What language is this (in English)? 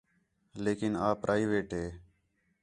Khetrani